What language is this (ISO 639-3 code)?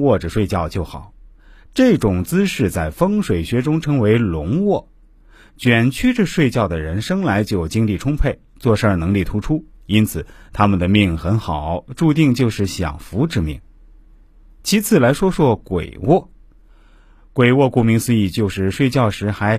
zho